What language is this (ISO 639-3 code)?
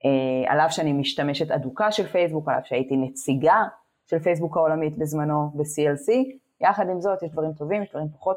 heb